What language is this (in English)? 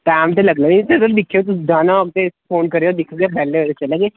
Dogri